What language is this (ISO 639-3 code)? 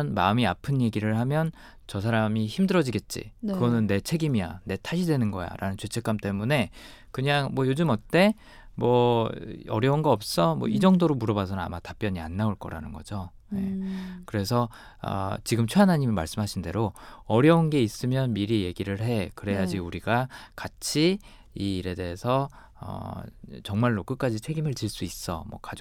kor